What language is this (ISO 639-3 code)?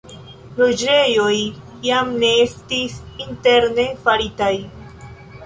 epo